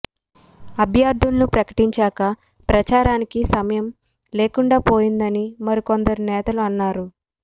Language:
Telugu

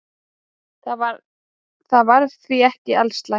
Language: Icelandic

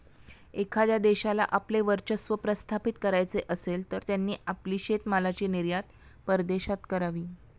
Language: Marathi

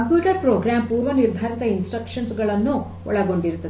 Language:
Kannada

